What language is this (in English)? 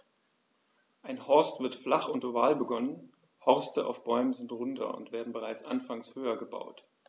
German